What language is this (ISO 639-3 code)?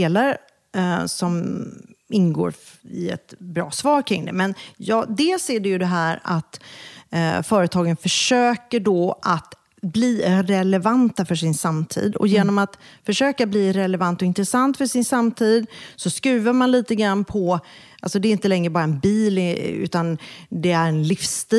swe